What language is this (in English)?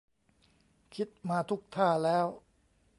Thai